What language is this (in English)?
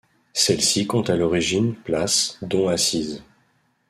French